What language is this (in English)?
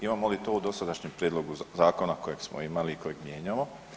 Croatian